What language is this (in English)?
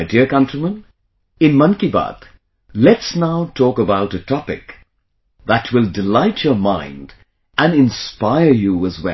English